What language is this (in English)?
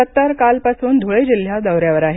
Marathi